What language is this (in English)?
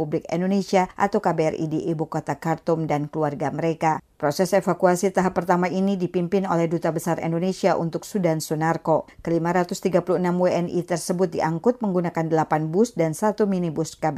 Indonesian